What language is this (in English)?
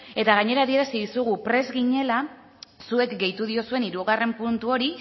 Basque